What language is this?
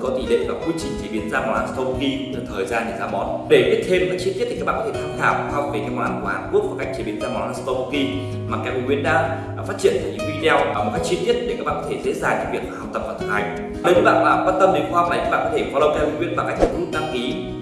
Vietnamese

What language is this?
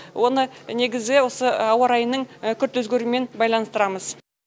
Kazakh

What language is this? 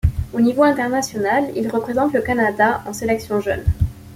French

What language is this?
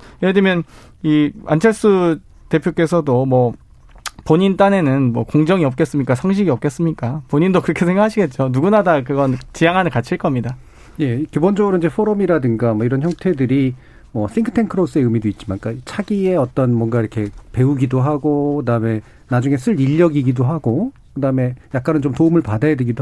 Korean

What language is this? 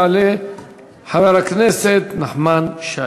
Hebrew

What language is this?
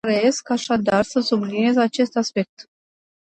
Romanian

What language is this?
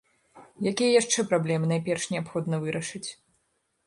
Belarusian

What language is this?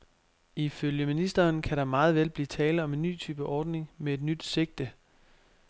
Danish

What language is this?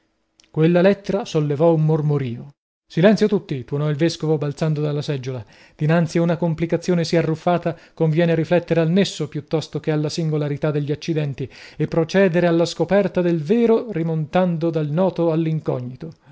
Italian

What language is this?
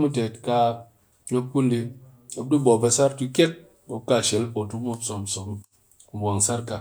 Cakfem-Mushere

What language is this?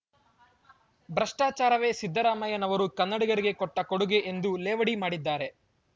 Kannada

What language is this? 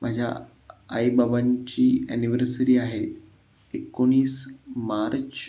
Marathi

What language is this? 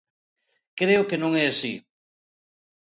Galician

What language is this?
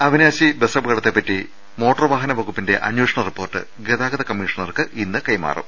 Malayalam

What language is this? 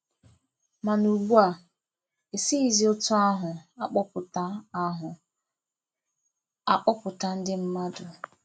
Igbo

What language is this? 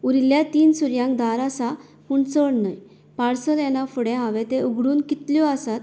Konkani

